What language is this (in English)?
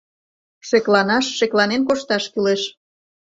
Mari